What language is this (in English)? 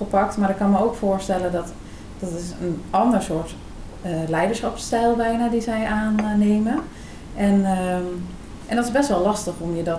Dutch